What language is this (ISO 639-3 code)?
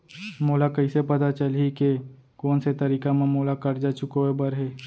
hne